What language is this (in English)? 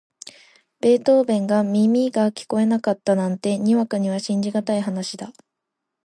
Japanese